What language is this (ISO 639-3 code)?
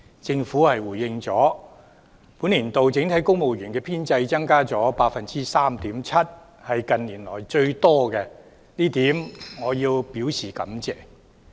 yue